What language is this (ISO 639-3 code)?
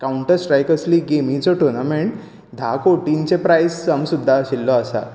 kok